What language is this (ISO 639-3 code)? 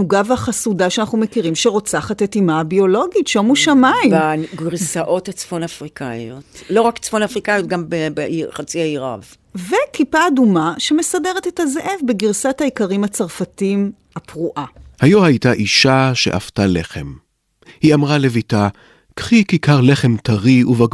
heb